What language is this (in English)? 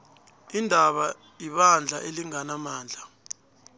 South Ndebele